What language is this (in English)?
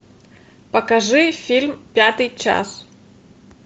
Russian